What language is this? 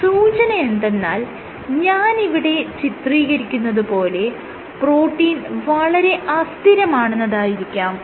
Malayalam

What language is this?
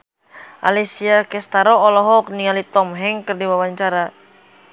Sundanese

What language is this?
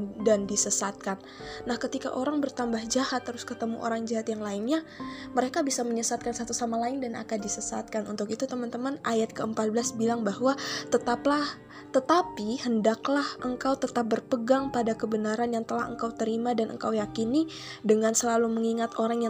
Indonesian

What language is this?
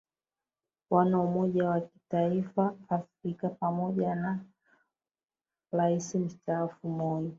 Swahili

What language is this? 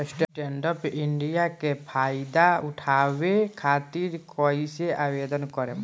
Bhojpuri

